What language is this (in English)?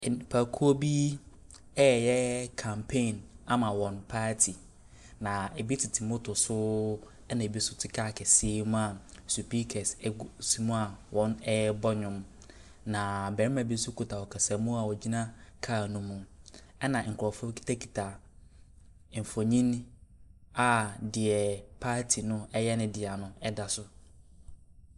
Akan